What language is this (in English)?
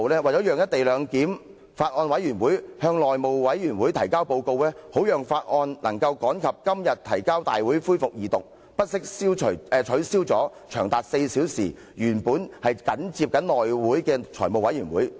Cantonese